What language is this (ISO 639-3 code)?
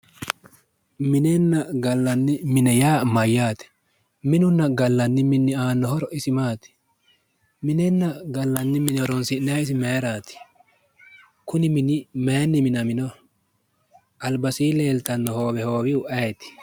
sid